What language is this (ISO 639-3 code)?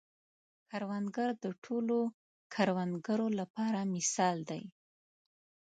pus